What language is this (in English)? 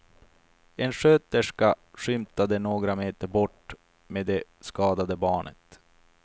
Swedish